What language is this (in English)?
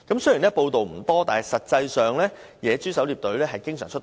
Cantonese